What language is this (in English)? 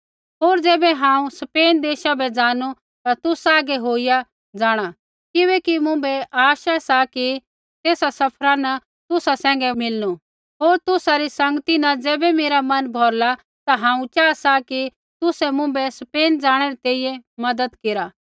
Kullu Pahari